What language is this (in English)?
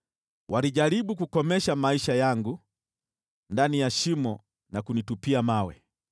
Swahili